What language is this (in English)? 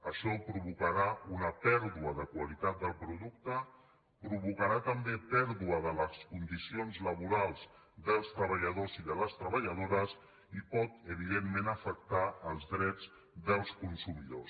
Catalan